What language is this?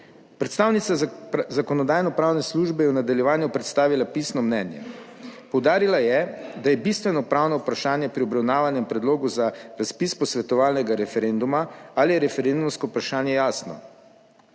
Slovenian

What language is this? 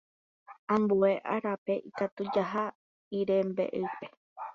Guarani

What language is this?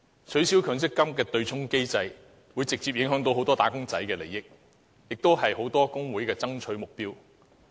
Cantonese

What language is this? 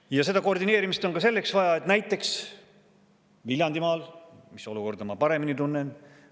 Estonian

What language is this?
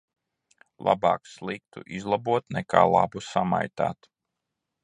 Latvian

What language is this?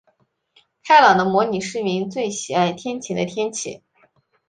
Chinese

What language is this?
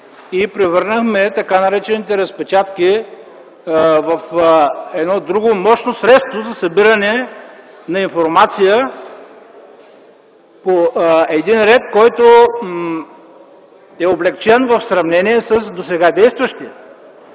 Bulgarian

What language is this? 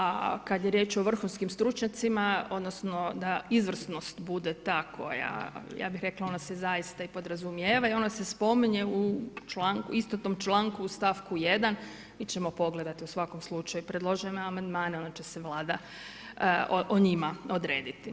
Croatian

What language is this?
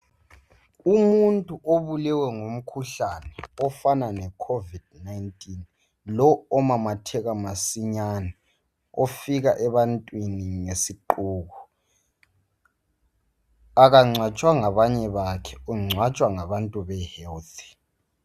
North Ndebele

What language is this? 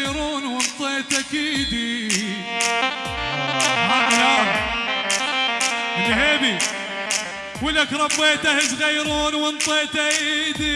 Arabic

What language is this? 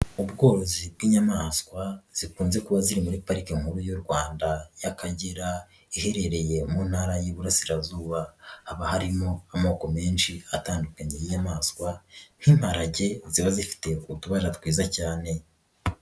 Kinyarwanda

